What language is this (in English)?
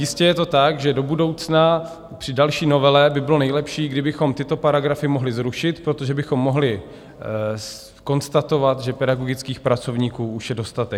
Czech